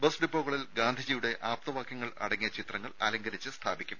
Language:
Malayalam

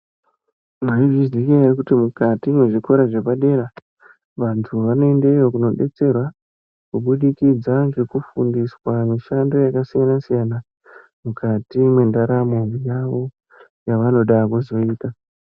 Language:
Ndau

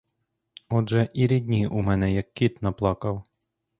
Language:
Ukrainian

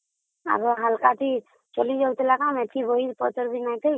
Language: Odia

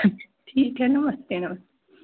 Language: Hindi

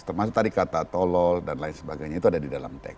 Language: Indonesian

